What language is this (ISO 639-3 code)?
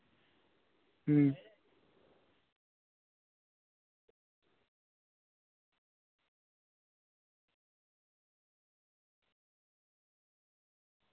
sat